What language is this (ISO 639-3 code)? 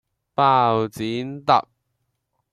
yue